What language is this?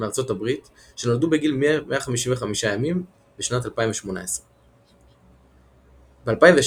Hebrew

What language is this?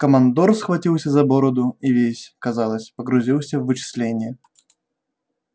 Russian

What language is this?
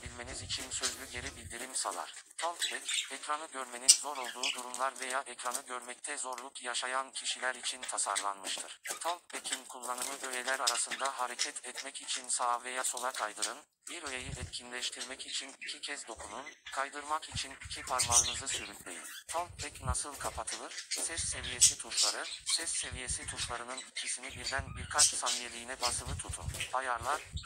Turkish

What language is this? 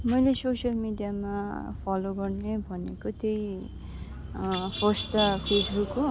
Nepali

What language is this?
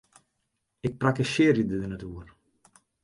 Western Frisian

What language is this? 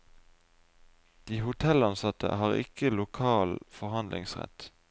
Norwegian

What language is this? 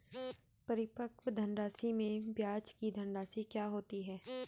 Hindi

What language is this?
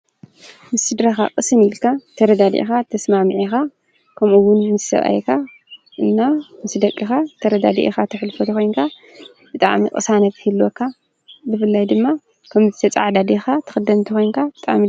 Tigrinya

